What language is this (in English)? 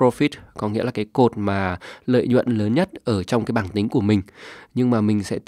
Vietnamese